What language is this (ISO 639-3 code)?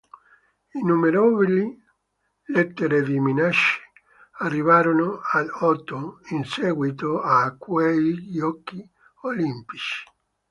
ita